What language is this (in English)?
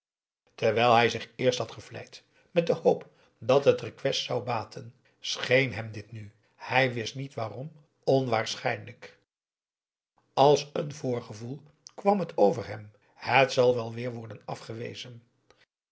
Dutch